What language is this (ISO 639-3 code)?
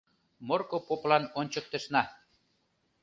chm